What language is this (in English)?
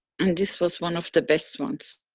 English